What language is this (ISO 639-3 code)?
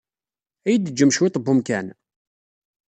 kab